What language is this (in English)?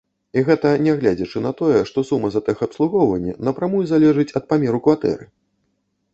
Belarusian